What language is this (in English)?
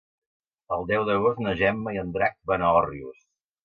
Catalan